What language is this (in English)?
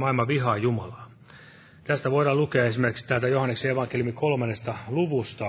Finnish